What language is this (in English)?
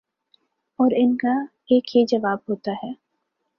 Urdu